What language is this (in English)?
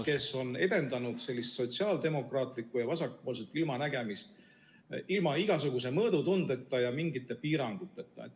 Estonian